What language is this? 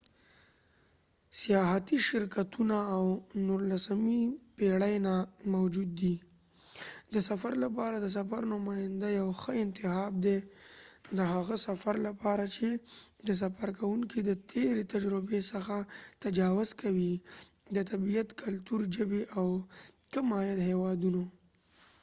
Pashto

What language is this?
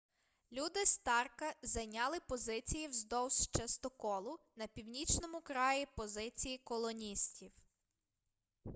Ukrainian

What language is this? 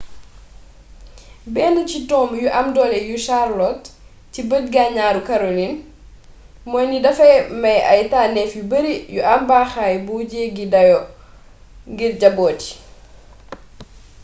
Wolof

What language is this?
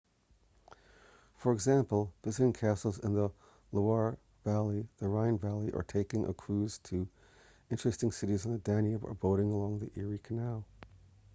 English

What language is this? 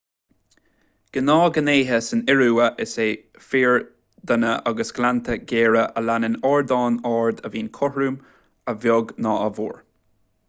Irish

